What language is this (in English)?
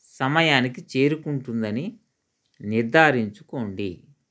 Telugu